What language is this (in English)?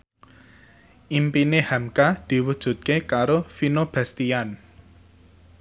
Javanese